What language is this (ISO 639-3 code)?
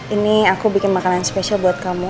ind